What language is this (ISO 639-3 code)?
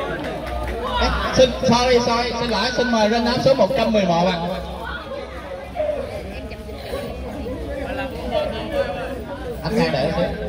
vie